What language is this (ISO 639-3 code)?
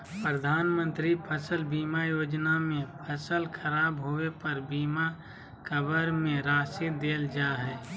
mag